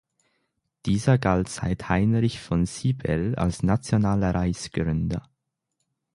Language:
German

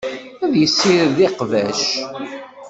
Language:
Kabyle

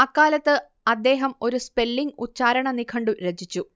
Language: Malayalam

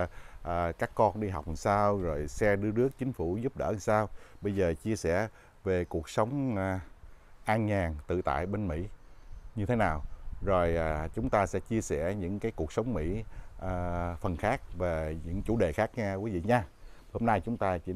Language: Vietnamese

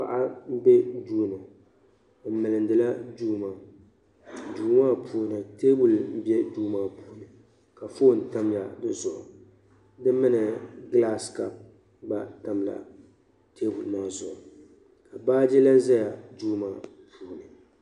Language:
Dagbani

